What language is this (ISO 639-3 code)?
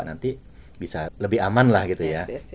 ind